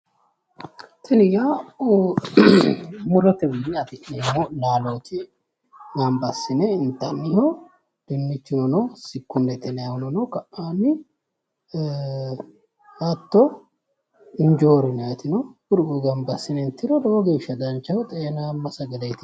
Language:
Sidamo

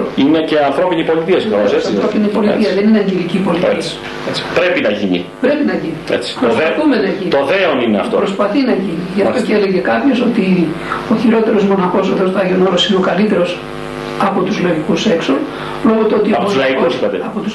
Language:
Greek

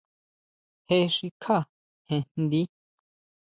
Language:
Huautla Mazatec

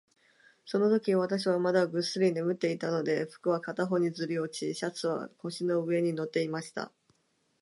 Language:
Japanese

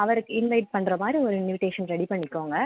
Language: Tamil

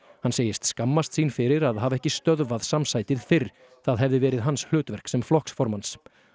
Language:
Icelandic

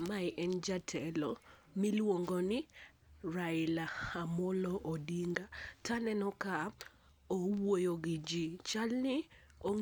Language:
Luo (Kenya and Tanzania)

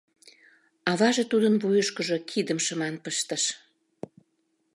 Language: Mari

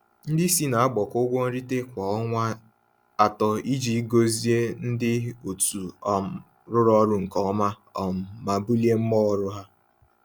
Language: Igbo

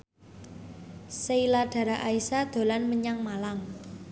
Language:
Javanese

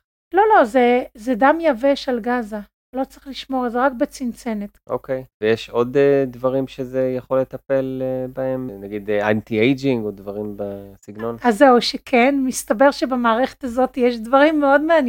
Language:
Hebrew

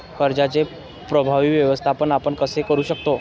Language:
Marathi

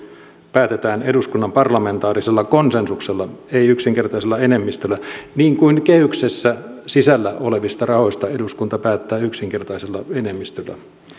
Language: Finnish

